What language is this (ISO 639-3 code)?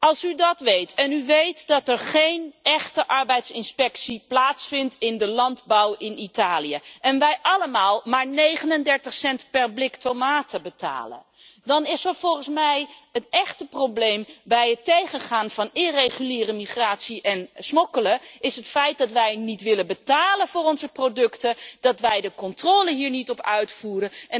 nld